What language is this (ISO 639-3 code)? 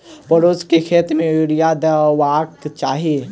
mai